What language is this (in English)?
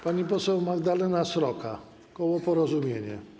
Polish